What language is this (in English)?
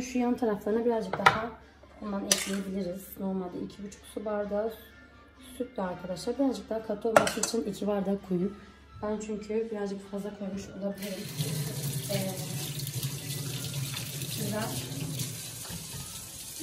Turkish